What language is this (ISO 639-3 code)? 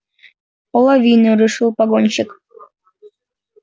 rus